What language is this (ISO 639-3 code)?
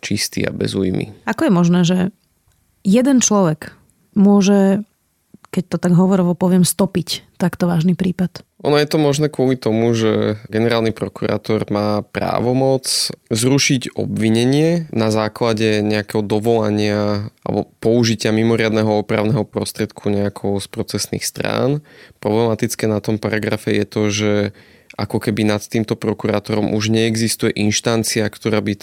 slk